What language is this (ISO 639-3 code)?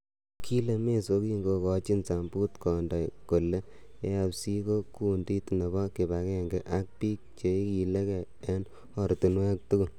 kln